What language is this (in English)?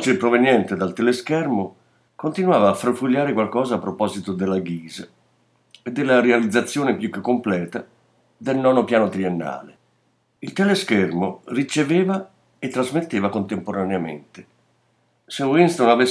Italian